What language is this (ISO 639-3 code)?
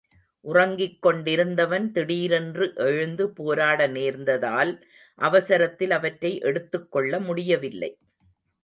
tam